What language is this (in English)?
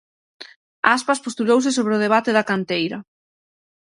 Galician